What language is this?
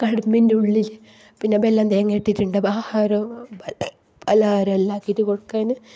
Malayalam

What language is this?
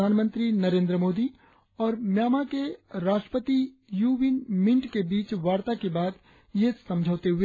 Hindi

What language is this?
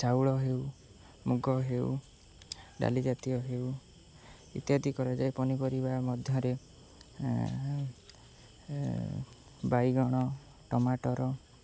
Odia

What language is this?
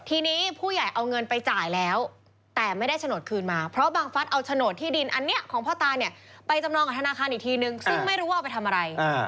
Thai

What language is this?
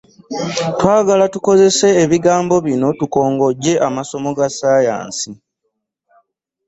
Ganda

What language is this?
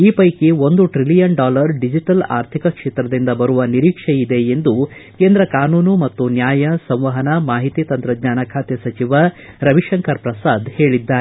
Kannada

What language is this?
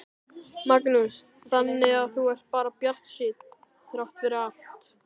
Icelandic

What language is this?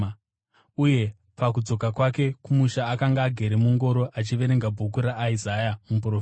Shona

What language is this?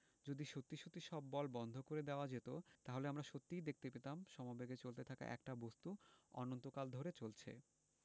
Bangla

